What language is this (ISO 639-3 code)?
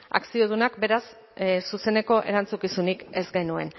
eus